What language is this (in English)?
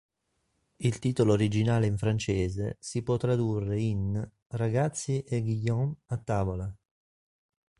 Italian